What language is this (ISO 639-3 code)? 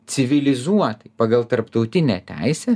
lit